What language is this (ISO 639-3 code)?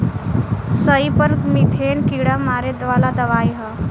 bho